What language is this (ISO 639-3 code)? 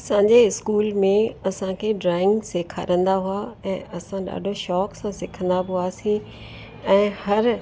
snd